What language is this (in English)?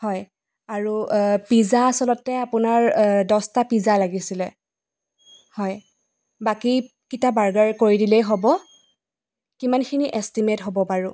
Assamese